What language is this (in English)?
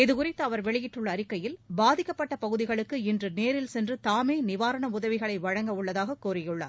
Tamil